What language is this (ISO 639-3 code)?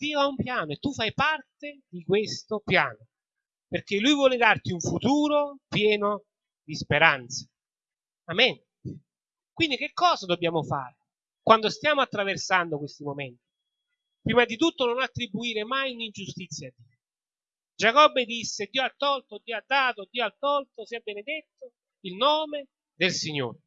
ita